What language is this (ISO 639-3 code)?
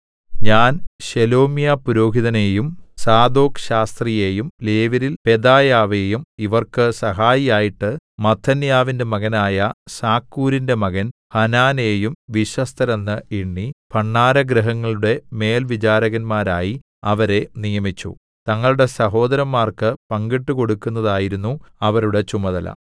mal